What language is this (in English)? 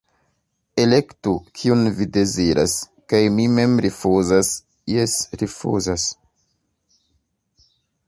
Esperanto